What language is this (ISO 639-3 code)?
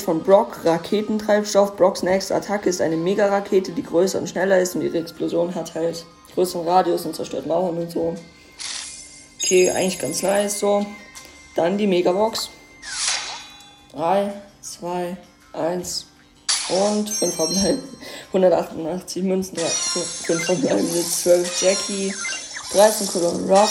deu